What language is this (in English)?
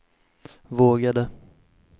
Swedish